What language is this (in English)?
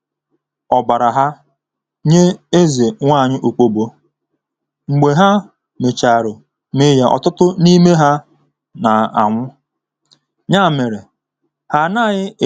Igbo